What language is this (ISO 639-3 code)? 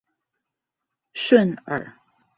zho